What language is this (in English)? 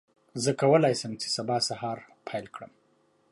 Pashto